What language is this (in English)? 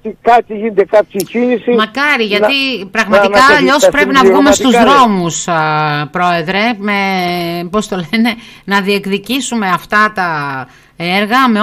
Greek